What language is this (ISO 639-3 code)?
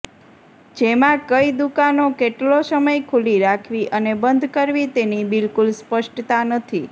guj